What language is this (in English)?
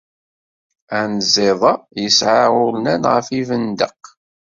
Kabyle